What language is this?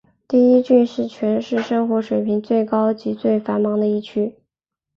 Chinese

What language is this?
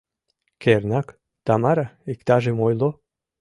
Mari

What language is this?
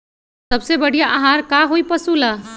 Magahi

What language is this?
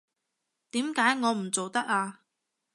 Cantonese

